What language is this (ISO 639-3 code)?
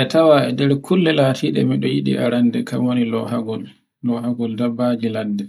fue